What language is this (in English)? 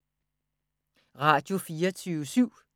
Danish